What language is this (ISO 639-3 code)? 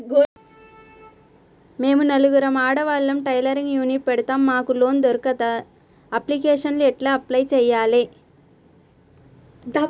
tel